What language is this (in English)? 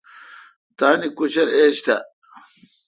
Kalkoti